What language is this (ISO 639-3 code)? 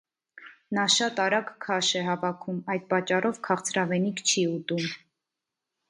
hye